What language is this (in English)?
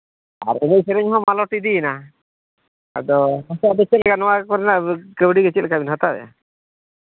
Santali